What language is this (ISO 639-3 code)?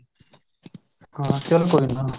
pan